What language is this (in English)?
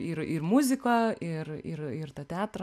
Lithuanian